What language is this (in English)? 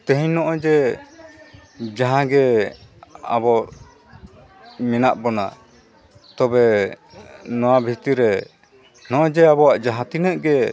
Santali